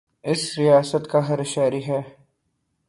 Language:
Urdu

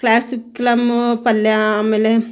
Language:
Kannada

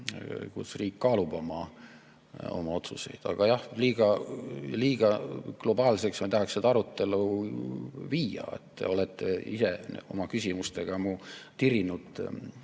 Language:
Estonian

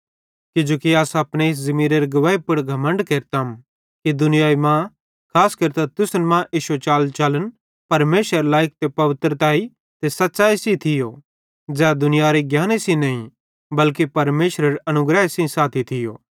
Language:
Bhadrawahi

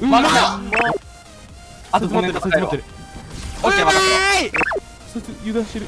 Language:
Japanese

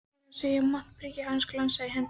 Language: Icelandic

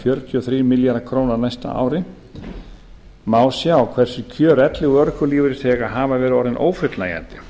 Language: Icelandic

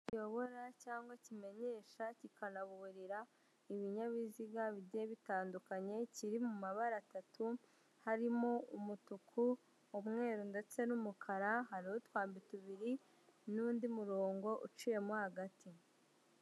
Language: Kinyarwanda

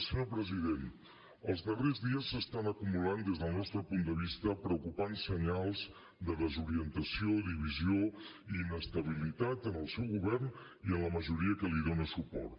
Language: Catalan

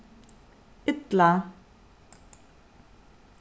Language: Faroese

